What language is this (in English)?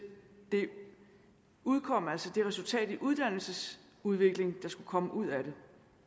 Danish